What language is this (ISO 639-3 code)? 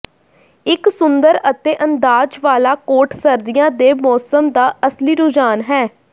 pan